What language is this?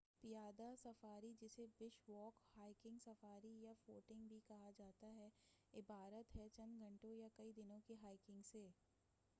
Urdu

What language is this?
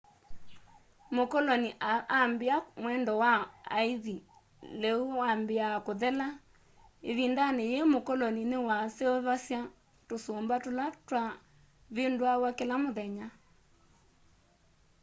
Kamba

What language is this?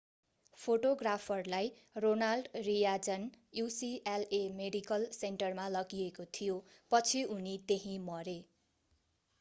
Nepali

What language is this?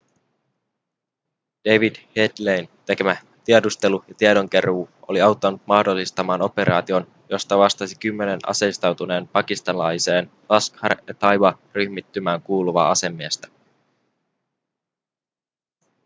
Finnish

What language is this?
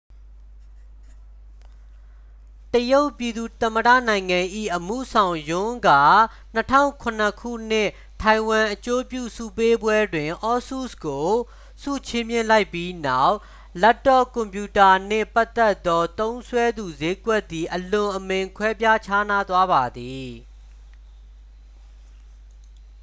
Burmese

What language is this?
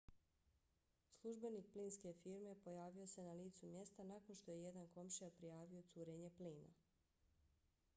Bosnian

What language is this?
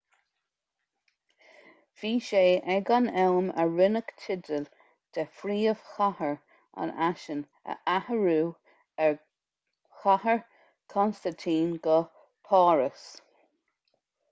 Irish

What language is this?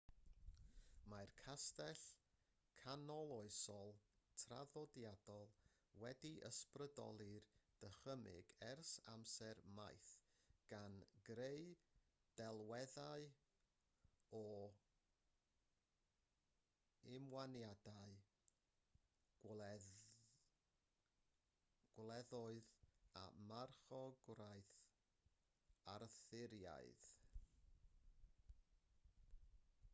Welsh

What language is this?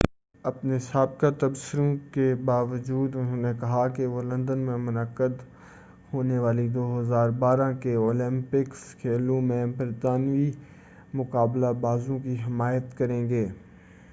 Urdu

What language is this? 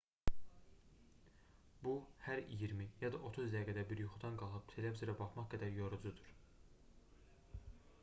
Azerbaijani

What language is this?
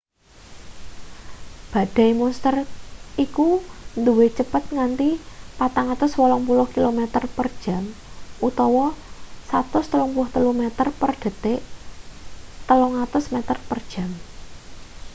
Javanese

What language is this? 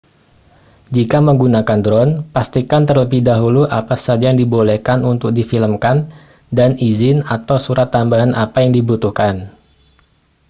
Indonesian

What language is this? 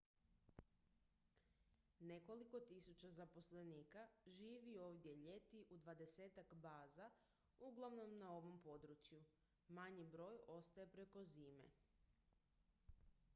Croatian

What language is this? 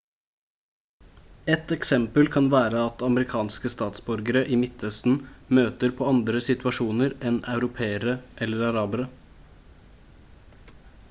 Norwegian Bokmål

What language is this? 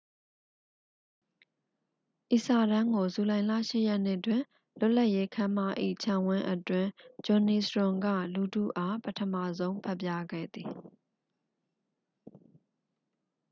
Burmese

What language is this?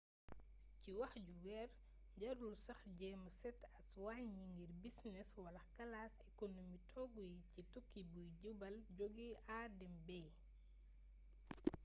Wolof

